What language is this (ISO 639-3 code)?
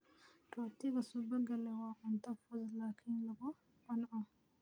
som